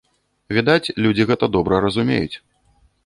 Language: Belarusian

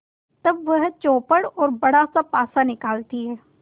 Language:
Hindi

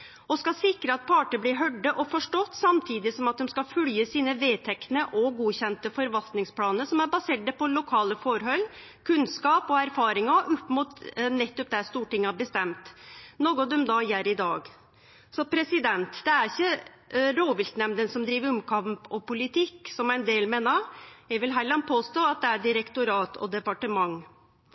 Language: Norwegian Nynorsk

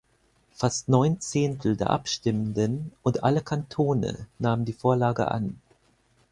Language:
German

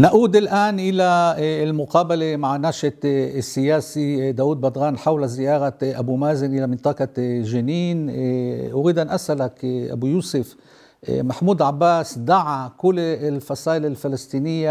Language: Arabic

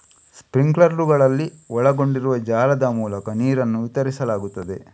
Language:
Kannada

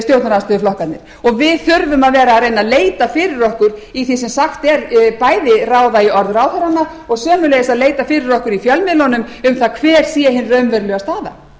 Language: Icelandic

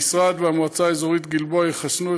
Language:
Hebrew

